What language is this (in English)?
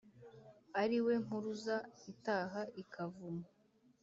Kinyarwanda